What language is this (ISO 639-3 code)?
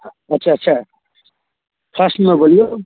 mai